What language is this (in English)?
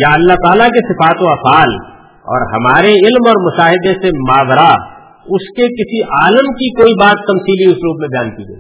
Urdu